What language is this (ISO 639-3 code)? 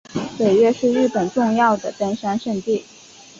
zho